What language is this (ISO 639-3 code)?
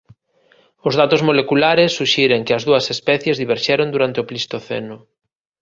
glg